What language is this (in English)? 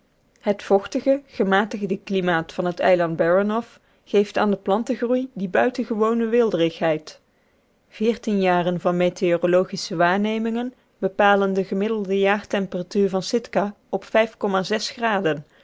Dutch